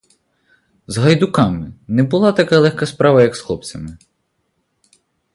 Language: Ukrainian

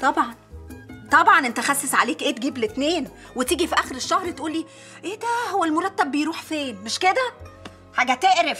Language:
Arabic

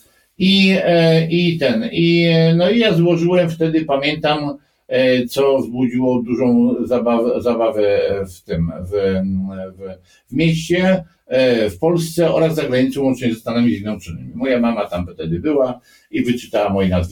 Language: Polish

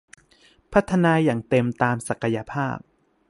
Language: Thai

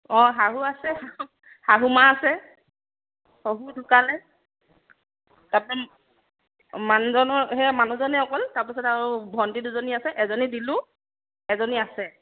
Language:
Assamese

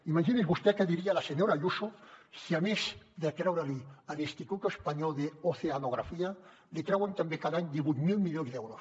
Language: Catalan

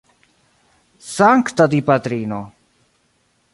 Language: Esperanto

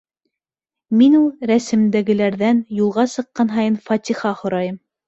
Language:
Bashkir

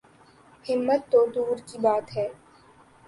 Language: Urdu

